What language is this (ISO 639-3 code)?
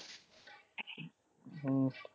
pan